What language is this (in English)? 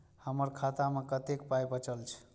Maithili